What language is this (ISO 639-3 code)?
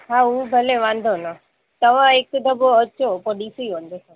snd